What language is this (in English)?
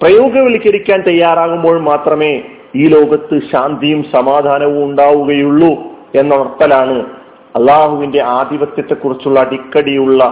Malayalam